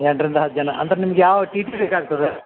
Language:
Kannada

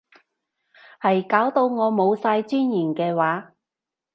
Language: Cantonese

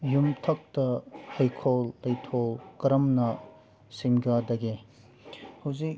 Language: Manipuri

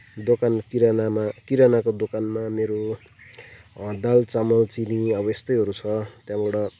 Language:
Nepali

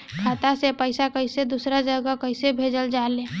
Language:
Bhojpuri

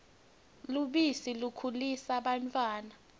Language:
Swati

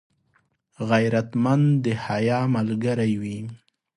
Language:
Pashto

